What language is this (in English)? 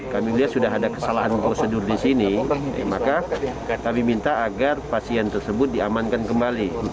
Indonesian